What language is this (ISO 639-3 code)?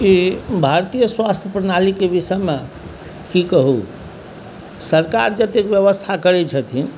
mai